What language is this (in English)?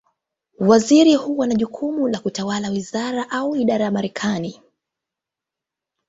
Swahili